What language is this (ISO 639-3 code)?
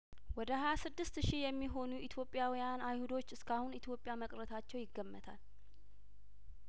amh